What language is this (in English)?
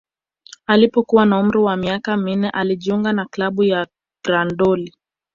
Swahili